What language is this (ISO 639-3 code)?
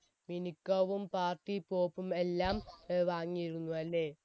mal